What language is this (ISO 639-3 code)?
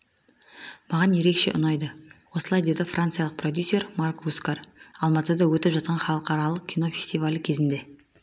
kaz